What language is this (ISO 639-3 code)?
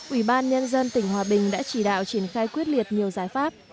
vie